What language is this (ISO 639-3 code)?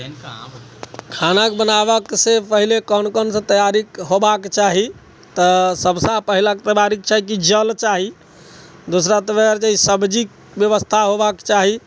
mai